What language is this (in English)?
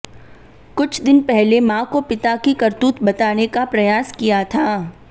Hindi